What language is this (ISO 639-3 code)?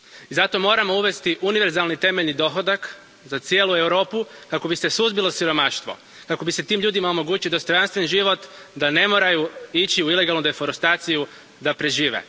hrv